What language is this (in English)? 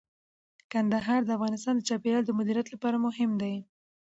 Pashto